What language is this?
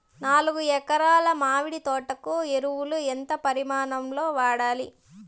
Telugu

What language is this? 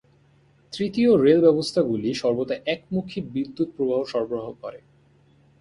Bangla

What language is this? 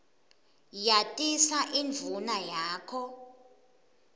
Swati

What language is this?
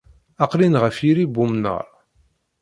Kabyle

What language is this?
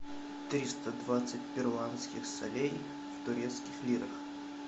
Russian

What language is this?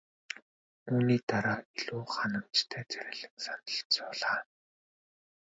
Mongolian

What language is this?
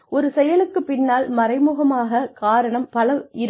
Tamil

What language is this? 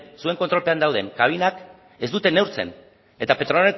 Basque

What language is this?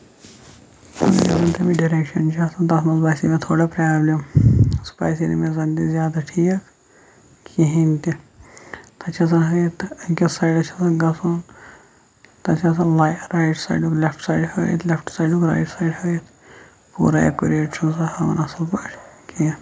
Kashmiri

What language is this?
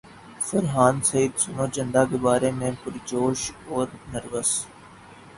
Urdu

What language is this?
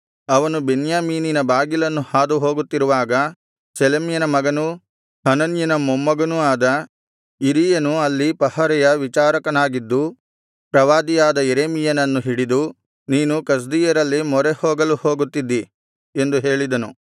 Kannada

